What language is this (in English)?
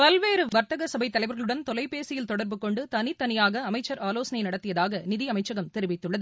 Tamil